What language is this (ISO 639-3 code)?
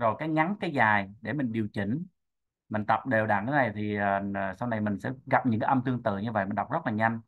vie